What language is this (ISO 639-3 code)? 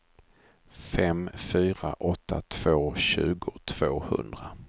swe